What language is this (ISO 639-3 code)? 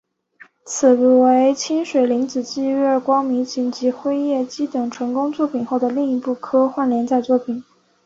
zho